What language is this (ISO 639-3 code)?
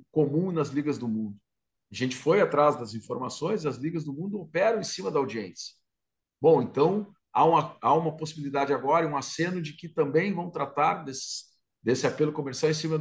por